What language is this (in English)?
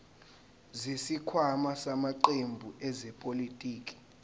Zulu